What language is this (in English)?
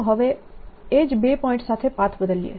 Gujarati